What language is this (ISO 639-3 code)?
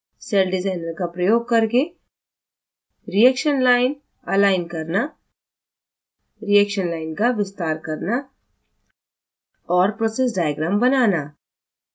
hin